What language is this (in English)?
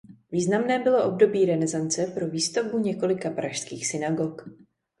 Czech